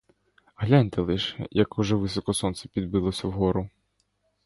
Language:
Ukrainian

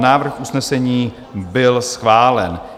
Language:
Czech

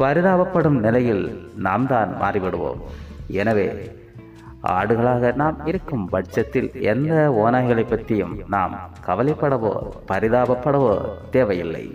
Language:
Tamil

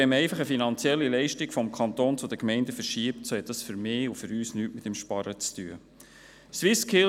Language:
Swiss German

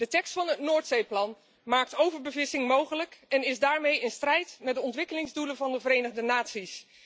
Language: Dutch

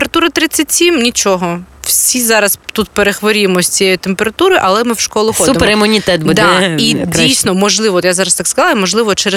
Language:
Ukrainian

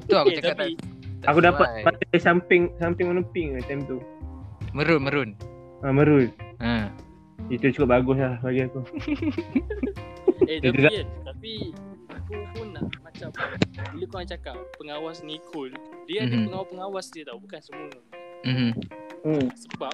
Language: Malay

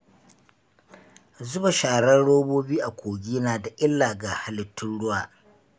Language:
Hausa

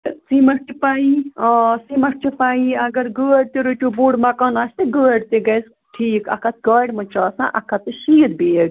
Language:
Kashmiri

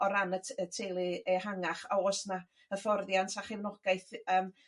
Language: Welsh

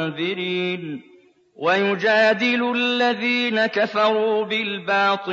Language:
Arabic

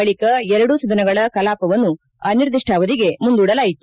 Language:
Kannada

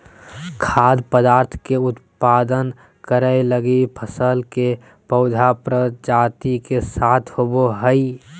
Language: Magahi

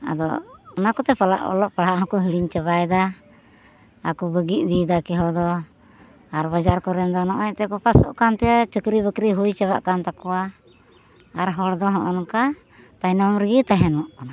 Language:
Santali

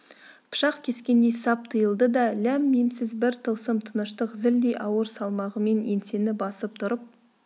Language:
Kazakh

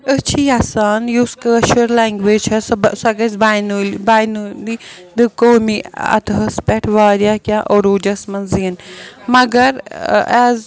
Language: Kashmiri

